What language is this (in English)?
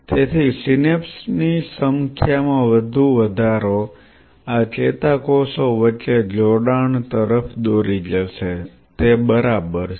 Gujarati